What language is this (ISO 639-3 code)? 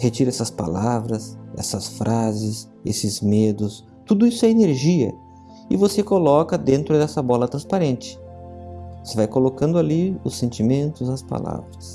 por